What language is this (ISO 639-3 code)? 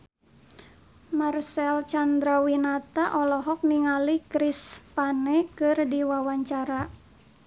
sun